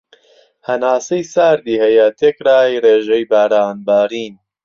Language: Central Kurdish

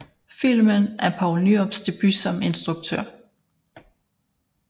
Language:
Danish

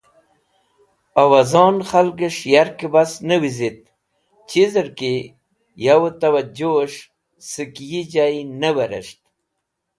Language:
Wakhi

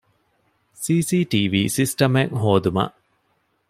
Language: Divehi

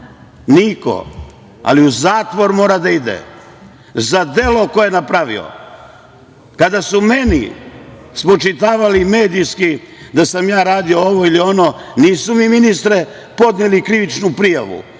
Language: Serbian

